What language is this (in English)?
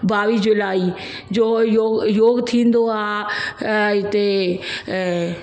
Sindhi